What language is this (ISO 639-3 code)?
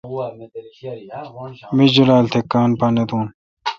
xka